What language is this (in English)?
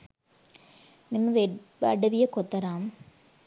Sinhala